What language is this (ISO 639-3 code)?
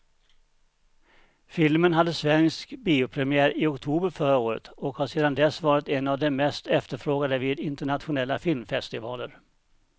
swe